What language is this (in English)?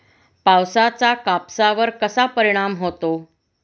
Marathi